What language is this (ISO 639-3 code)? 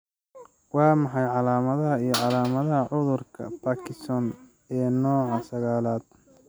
som